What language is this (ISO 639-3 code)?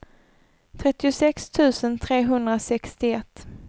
swe